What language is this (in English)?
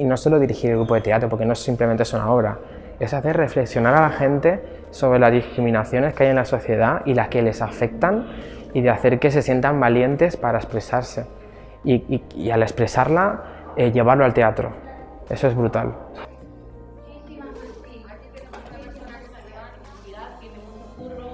Spanish